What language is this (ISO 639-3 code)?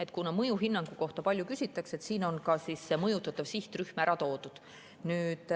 est